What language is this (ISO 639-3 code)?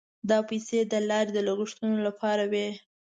pus